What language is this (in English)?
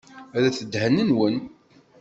Kabyle